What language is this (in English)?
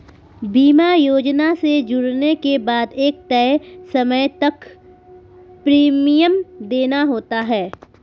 Hindi